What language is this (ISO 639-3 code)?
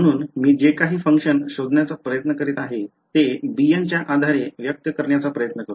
mar